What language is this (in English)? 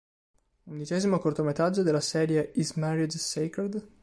Italian